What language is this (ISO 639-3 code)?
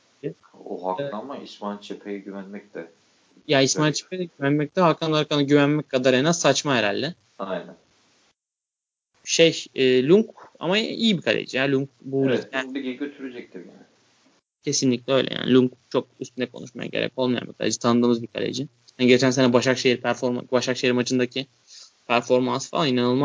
tur